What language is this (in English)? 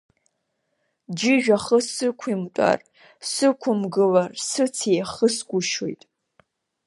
Abkhazian